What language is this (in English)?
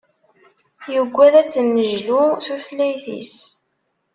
Kabyle